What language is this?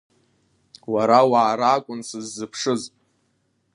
Abkhazian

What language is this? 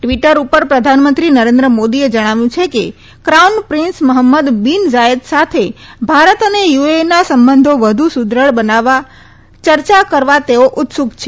Gujarati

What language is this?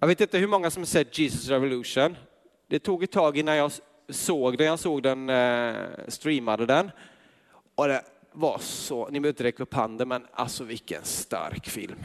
Swedish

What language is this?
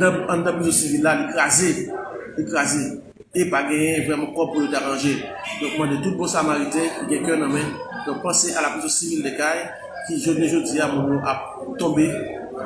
French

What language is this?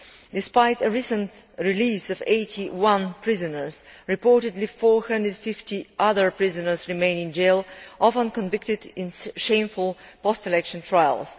English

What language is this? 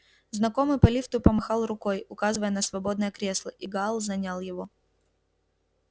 Russian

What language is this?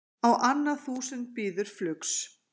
Icelandic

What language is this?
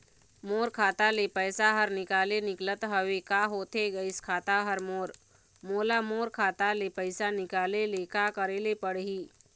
Chhattisgarhi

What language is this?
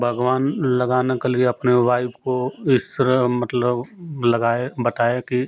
Hindi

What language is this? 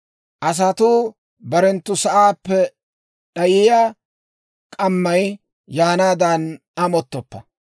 Dawro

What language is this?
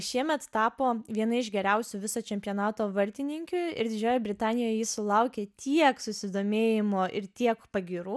Lithuanian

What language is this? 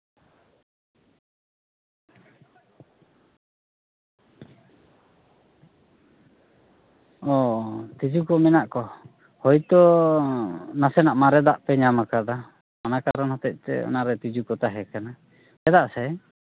Santali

